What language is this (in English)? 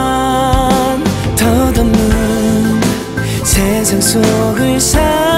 Korean